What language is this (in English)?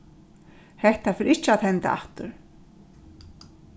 Faroese